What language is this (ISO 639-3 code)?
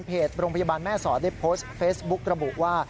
tha